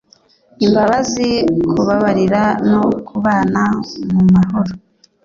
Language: Kinyarwanda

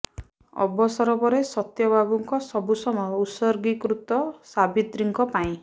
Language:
Odia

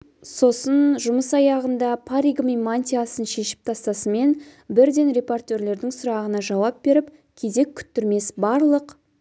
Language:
Kazakh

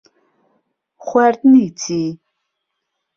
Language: Central Kurdish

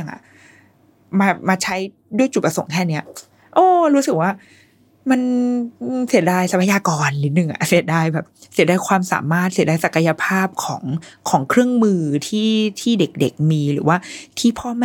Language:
Thai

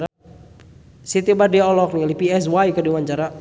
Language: Sundanese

